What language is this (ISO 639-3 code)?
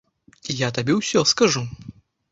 bel